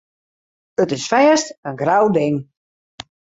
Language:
Western Frisian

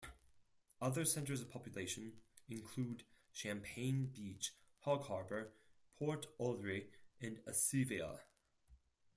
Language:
English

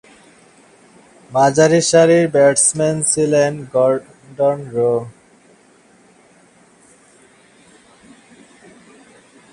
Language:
Bangla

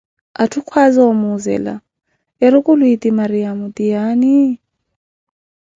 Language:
Koti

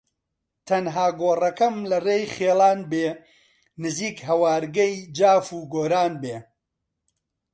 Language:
Central Kurdish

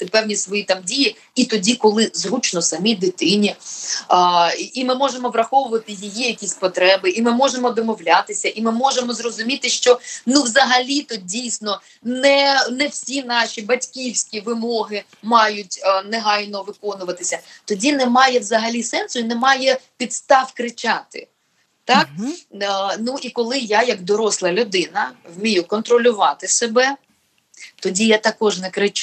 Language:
Ukrainian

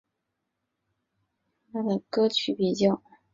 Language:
Chinese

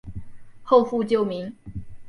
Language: Chinese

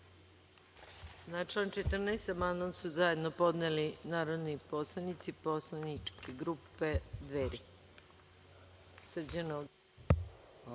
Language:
Serbian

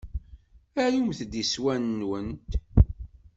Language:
Kabyle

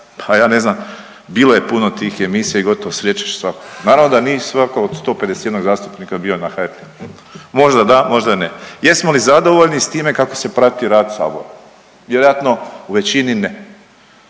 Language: Croatian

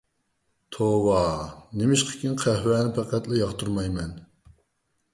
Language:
Uyghur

